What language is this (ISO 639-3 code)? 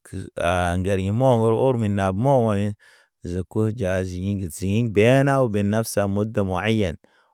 mne